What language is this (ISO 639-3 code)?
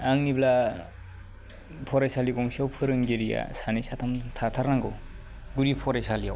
brx